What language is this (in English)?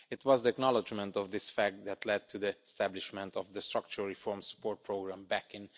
English